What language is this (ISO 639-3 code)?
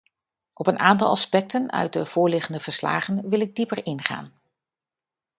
nld